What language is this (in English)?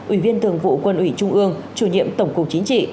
Vietnamese